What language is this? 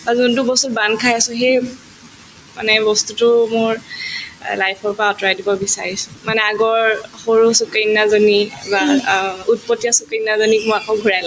Assamese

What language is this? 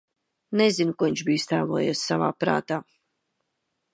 Latvian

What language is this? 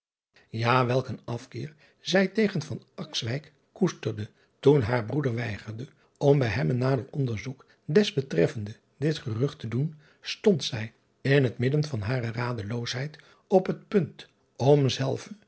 Dutch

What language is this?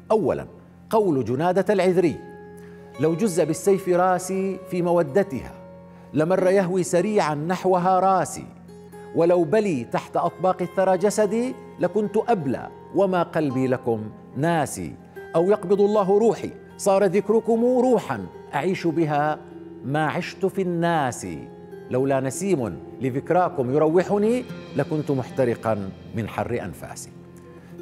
Arabic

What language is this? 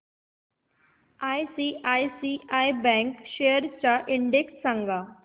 Marathi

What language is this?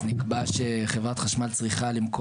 Hebrew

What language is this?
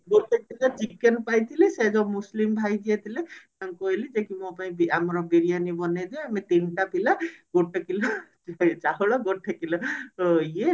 Odia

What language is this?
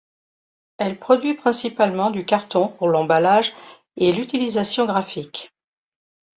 French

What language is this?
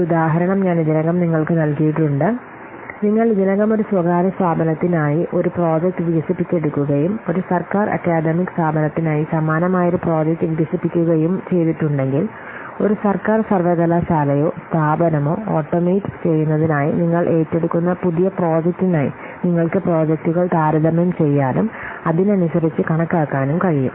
Malayalam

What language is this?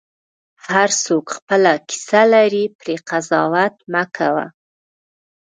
Pashto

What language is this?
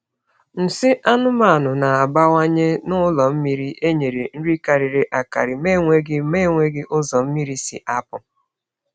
Igbo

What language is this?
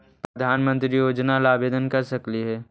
Magahi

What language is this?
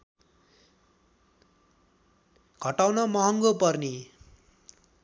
Nepali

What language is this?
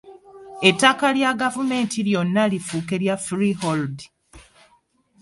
Ganda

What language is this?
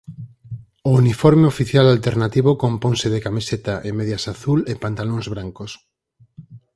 Galician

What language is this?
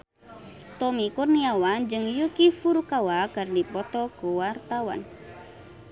Sundanese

